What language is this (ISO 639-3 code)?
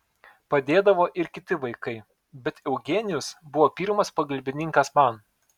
lit